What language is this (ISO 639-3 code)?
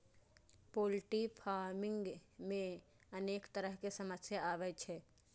mai